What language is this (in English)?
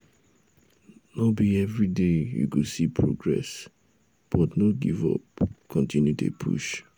Nigerian Pidgin